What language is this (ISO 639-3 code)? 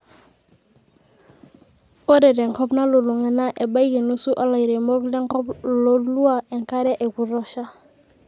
mas